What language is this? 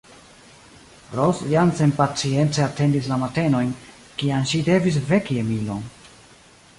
Esperanto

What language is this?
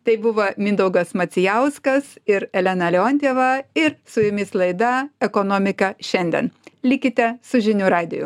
Lithuanian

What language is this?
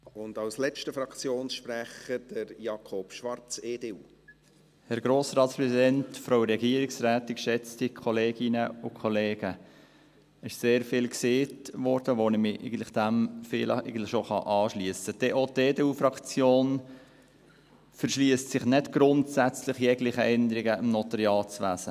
Swiss German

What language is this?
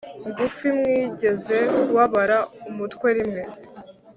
Kinyarwanda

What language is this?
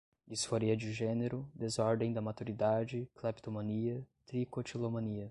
Portuguese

